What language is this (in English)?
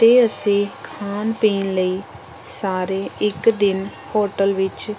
Punjabi